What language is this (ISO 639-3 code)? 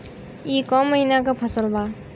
bho